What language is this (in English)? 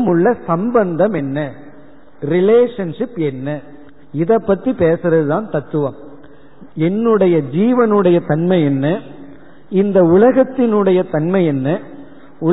Tamil